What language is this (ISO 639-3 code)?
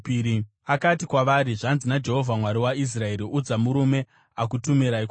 sna